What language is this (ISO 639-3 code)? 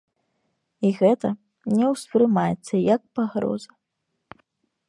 bel